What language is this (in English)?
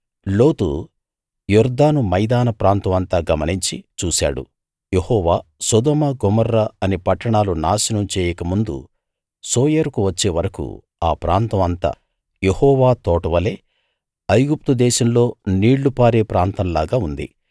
Telugu